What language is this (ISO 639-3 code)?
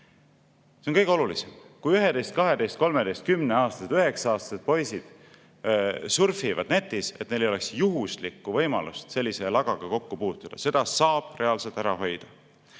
est